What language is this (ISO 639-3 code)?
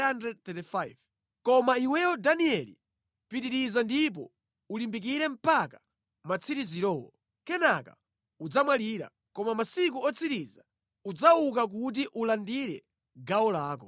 nya